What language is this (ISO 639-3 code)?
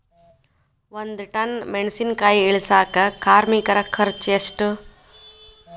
kan